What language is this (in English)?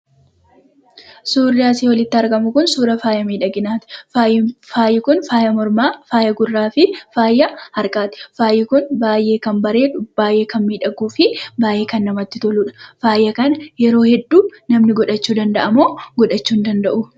Oromo